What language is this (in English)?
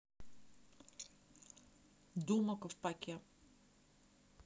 Russian